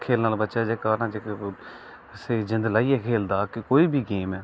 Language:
Dogri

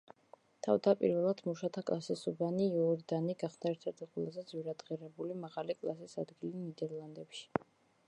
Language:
Georgian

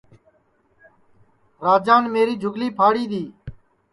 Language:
Sansi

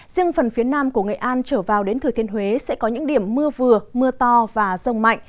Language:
Vietnamese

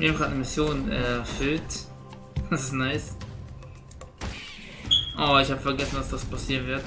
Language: German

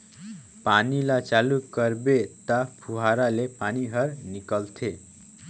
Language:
Chhattisgarhi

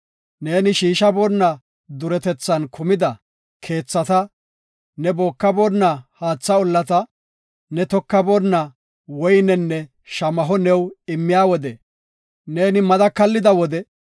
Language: Gofa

